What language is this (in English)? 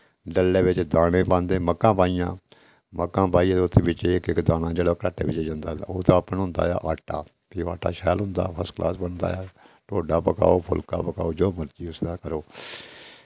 Dogri